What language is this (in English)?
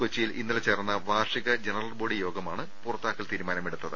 Malayalam